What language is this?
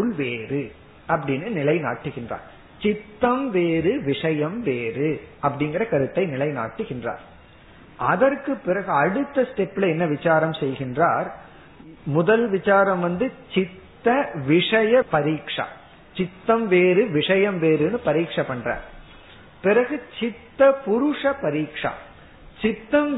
Tamil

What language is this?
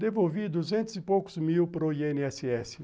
Portuguese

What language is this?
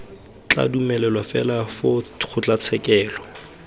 Tswana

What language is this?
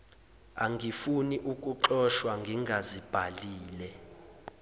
Zulu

